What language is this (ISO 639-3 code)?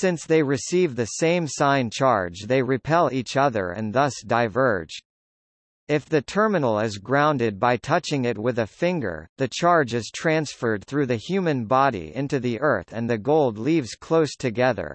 eng